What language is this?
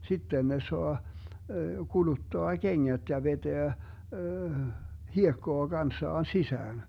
Finnish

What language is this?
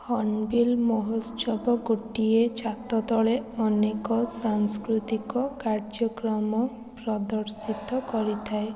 Odia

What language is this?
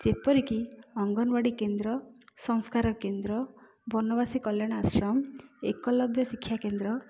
Odia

